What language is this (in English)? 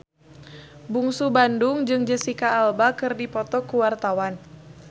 Sundanese